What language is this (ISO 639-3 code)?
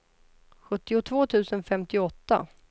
swe